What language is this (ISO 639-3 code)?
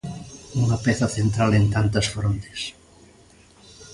glg